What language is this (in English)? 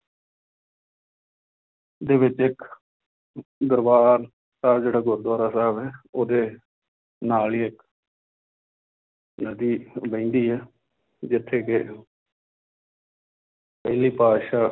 Punjabi